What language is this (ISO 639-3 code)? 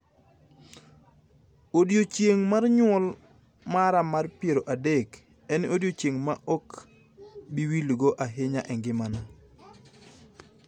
luo